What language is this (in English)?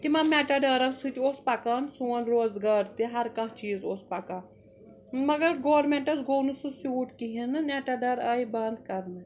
Kashmiri